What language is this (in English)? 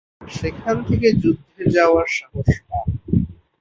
Bangla